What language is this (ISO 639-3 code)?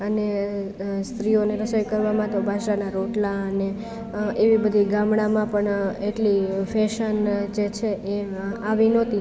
guj